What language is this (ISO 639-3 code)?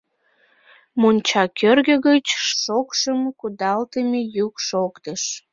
chm